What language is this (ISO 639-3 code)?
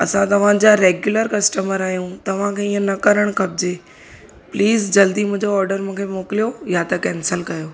snd